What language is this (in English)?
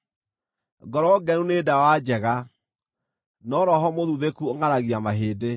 Kikuyu